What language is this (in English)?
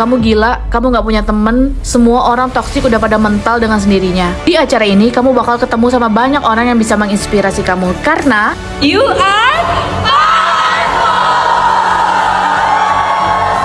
Indonesian